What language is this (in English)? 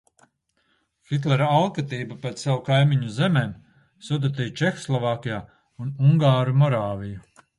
Latvian